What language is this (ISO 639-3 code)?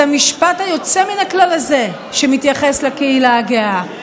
heb